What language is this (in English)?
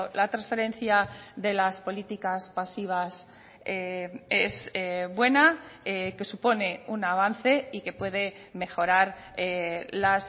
Spanish